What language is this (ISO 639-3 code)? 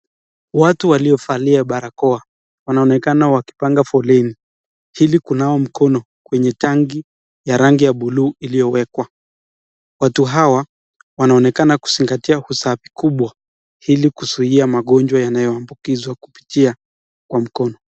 swa